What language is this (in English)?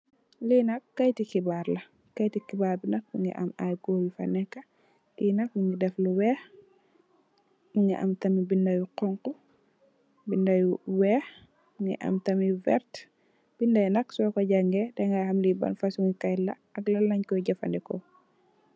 Wolof